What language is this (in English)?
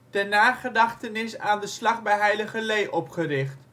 Dutch